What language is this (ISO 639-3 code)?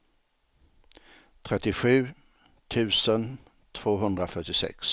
swe